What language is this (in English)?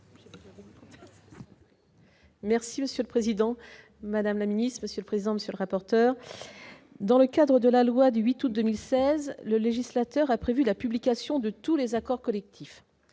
French